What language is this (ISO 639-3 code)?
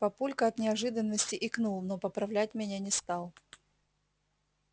rus